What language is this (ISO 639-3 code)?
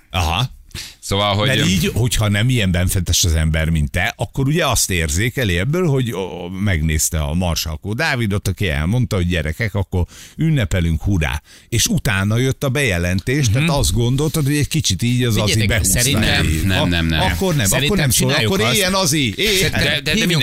hun